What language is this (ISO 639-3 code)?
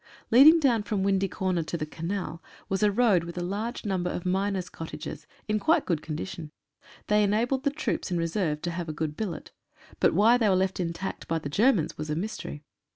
eng